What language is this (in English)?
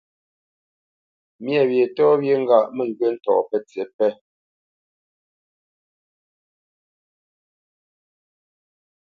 Bamenyam